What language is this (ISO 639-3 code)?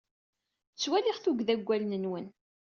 kab